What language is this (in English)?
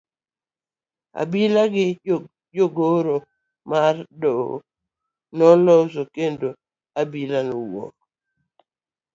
Luo (Kenya and Tanzania)